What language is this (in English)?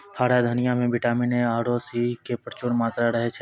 Maithili